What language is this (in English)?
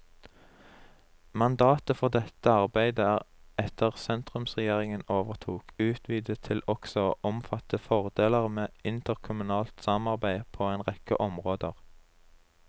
Norwegian